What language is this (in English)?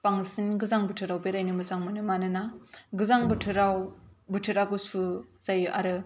Bodo